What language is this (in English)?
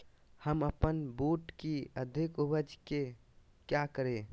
Magahi